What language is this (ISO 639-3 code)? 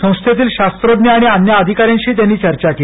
mar